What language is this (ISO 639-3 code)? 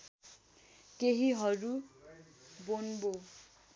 nep